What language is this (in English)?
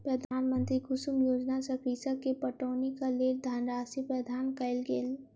Maithili